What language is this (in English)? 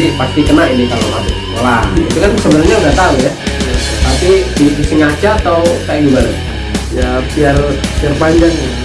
Indonesian